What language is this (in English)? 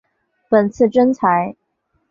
Chinese